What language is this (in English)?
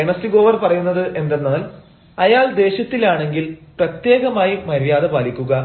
Malayalam